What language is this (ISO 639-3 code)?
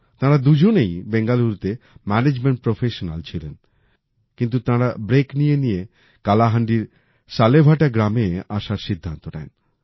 ben